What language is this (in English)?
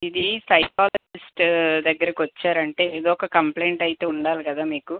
Telugu